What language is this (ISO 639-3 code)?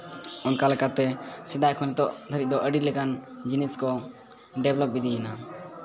sat